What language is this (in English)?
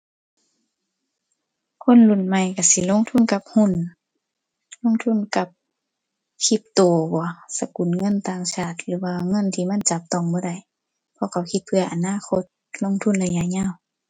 Thai